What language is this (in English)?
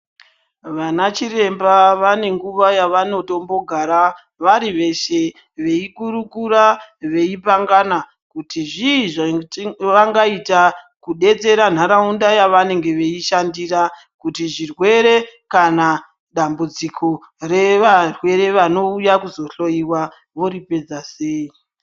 Ndau